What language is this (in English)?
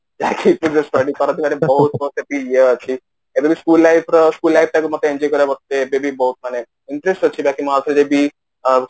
Odia